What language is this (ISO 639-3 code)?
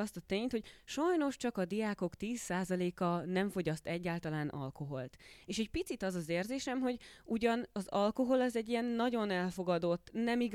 hun